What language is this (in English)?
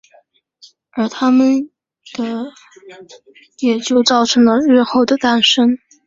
Chinese